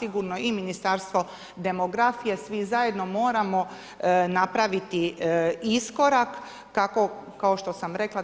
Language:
Croatian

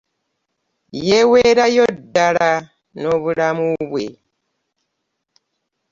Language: Ganda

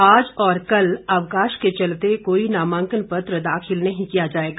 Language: Hindi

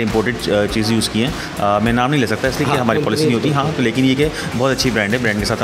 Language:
Polish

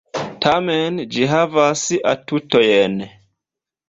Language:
Esperanto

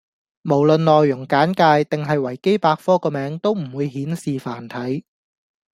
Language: Cantonese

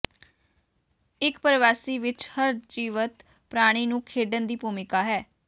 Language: Punjabi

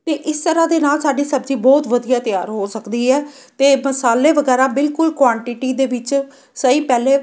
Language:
Punjabi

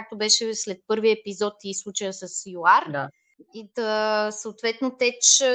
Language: Bulgarian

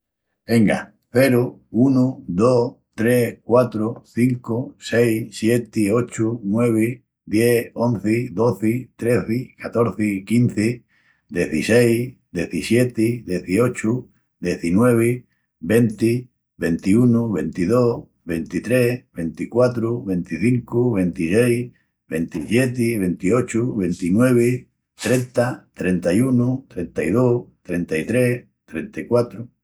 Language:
Extremaduran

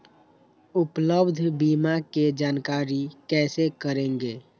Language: Magahi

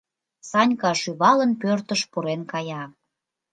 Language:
Mari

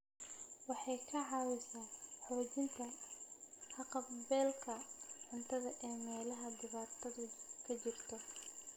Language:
Somali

